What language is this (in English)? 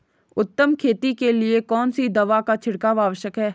Hindi